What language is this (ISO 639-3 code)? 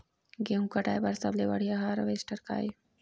hne